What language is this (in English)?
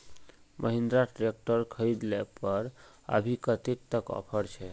Magahi